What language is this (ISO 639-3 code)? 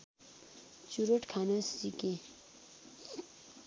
nep